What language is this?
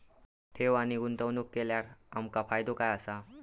Marathi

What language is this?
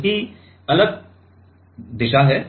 Hindi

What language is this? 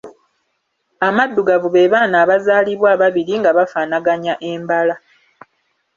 Ganda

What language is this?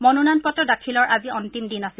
Assamese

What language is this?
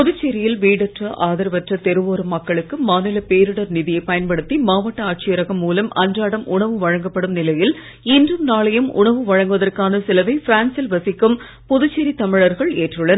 Tamil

